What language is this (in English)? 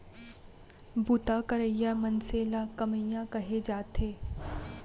Chhattisgarhi